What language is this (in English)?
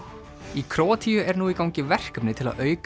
Icelandic